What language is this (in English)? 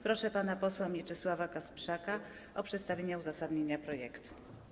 Polish